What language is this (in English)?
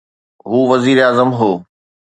Sindhi